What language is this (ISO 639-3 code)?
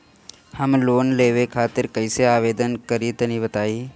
bho